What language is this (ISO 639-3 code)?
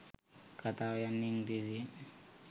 sin